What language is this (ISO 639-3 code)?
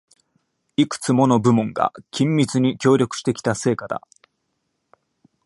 jpn